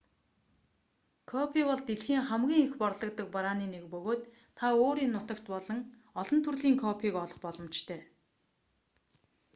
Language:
Mongolian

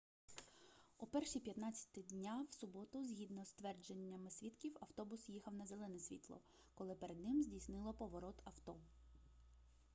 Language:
Ukrainian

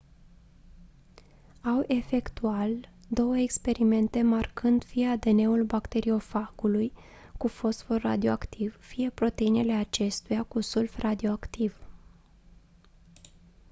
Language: Romanian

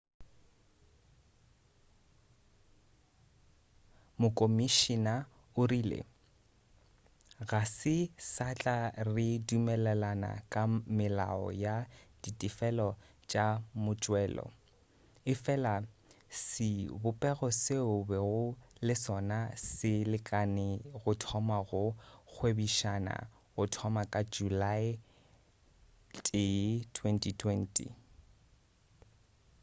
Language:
Northern Sotho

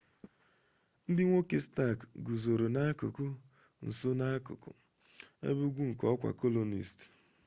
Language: Igbo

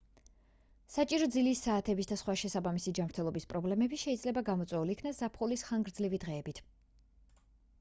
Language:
Georgian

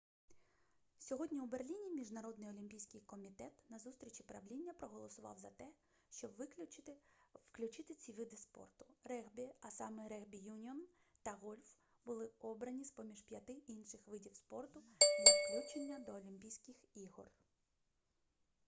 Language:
Ukrainian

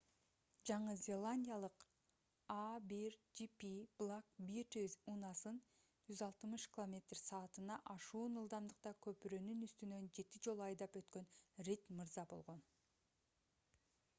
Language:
Kyrgyz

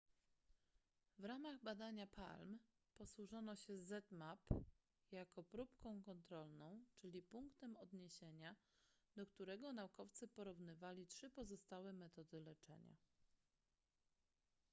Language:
Polish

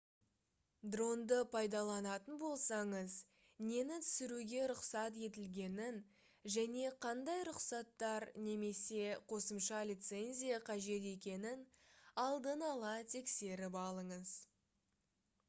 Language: Kazakh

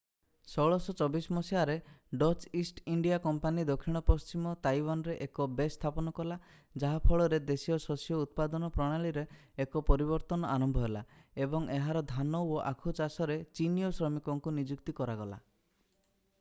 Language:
Odia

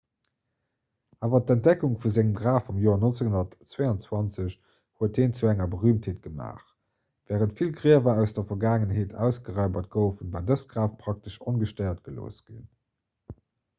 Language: Luxembourgish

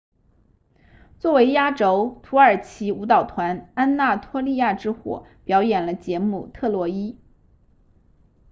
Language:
Chinese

